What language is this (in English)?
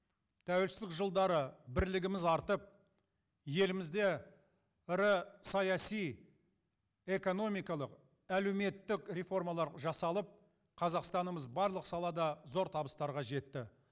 Kazakh